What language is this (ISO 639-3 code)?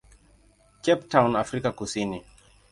swa